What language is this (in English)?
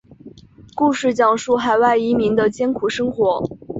Chinese